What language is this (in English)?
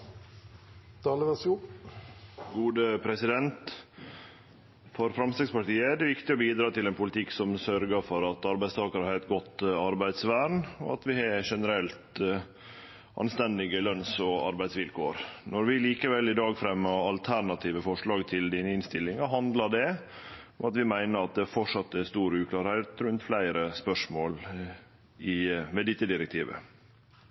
Norwegian